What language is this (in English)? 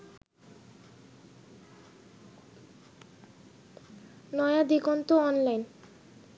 Bangla